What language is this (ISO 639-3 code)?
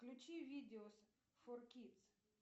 rus